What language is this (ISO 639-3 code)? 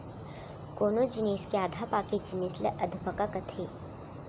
hne